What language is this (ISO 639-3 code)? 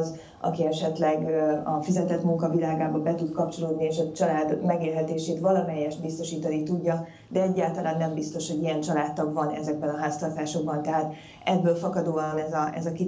hun